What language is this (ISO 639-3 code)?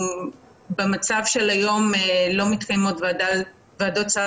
heb